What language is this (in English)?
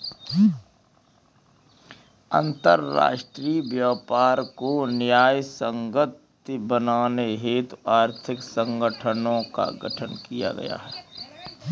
Hindi